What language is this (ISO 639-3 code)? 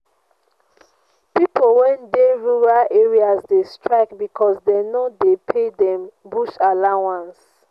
pcm